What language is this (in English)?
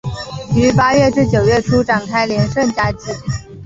Chinese